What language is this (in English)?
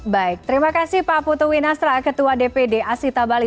Indonesian